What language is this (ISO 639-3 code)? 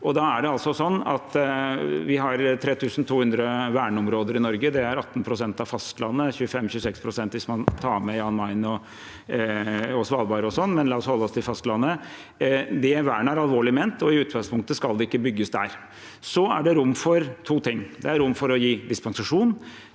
nor